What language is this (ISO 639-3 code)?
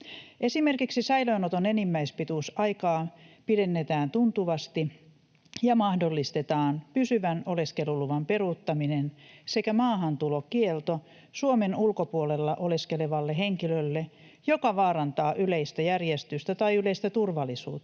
fin